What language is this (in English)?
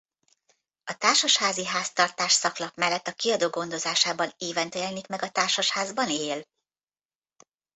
Hungarian